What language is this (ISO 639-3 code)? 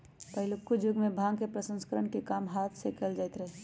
mag